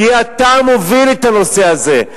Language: Hebrew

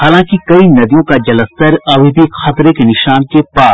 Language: Hindi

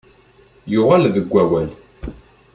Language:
Kabyle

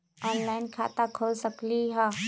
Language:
Magahi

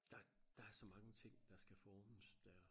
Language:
Danish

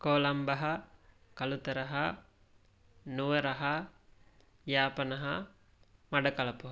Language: Sanskrit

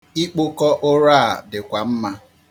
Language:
Igbo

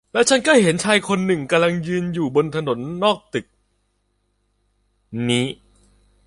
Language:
Thai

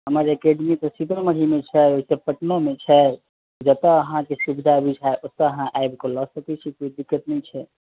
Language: Maithili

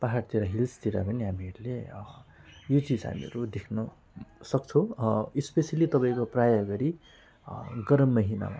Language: Nepali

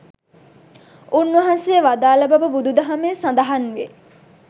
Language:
Sinhala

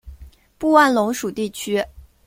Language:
Chinese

